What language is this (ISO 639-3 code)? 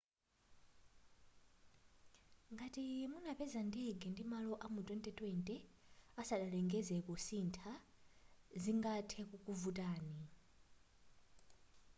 nya